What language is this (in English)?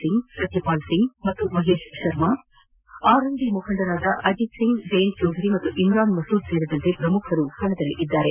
Kannada